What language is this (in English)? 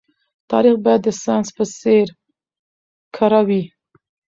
Pashto